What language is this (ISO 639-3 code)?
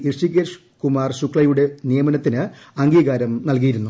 mal